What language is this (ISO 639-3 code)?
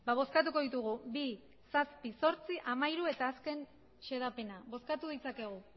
eus